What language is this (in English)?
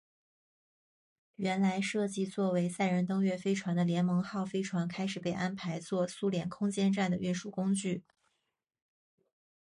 Chinese